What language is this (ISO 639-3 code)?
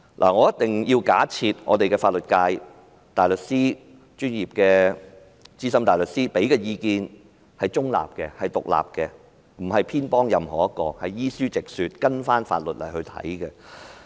yue